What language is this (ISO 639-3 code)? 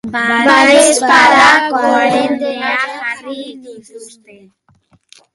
eus